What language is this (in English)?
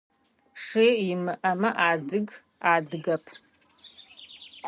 Adyghe